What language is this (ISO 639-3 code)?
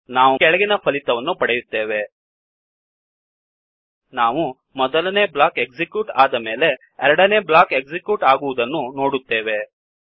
kan